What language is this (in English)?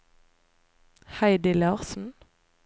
Norwegian